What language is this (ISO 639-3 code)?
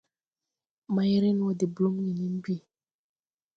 tui